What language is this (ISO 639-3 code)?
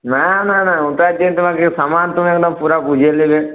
ben